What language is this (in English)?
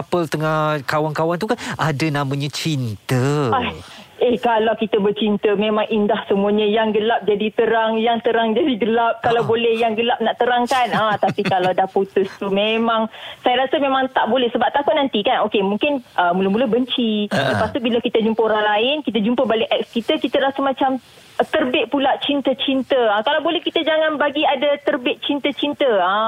Malay